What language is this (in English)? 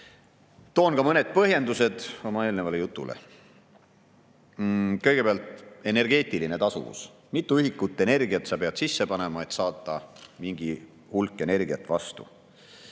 Estonian